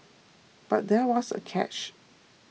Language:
English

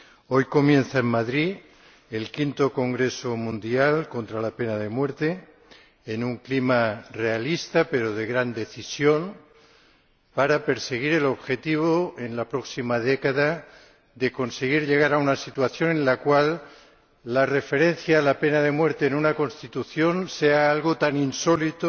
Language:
Spanish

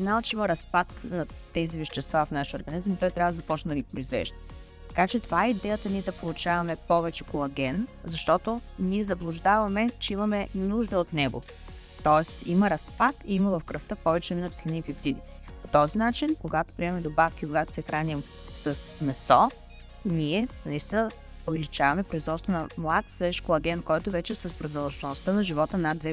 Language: Bulgarian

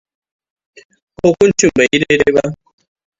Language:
Hausa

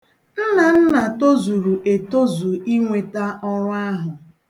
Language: Igbo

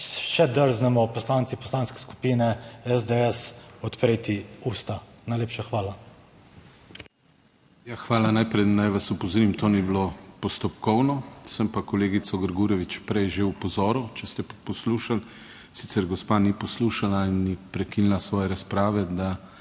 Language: Slovenian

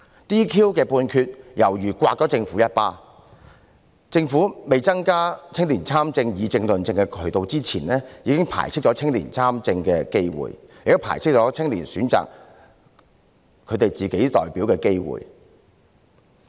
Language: Cantonese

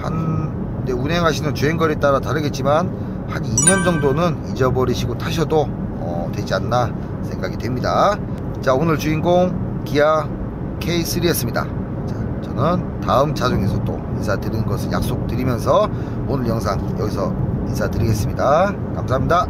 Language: Korean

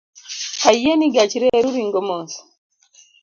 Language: Luo (Kenya and Tanzania)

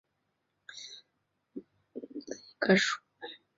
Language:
Chinese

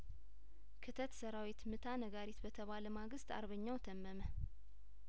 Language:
Amharic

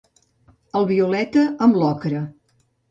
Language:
Catalan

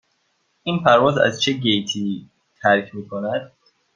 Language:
Persian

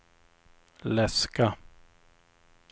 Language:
Swedish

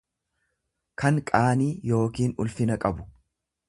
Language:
Oromo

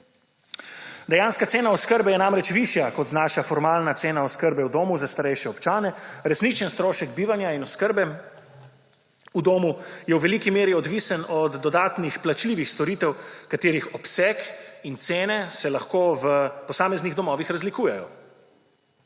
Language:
Slovenian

